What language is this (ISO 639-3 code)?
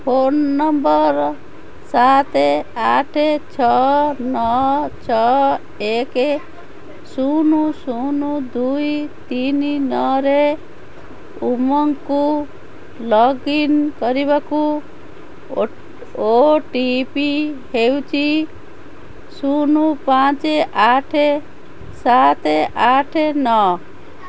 ori